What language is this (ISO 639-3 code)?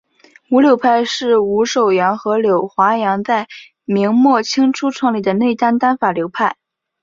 zho